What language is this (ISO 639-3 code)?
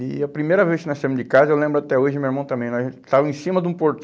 por